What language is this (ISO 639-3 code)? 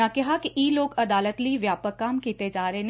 pan